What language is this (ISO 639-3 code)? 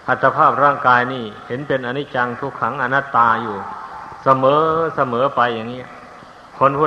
tha